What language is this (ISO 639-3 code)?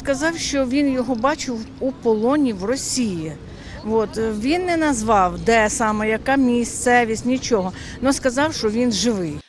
ukr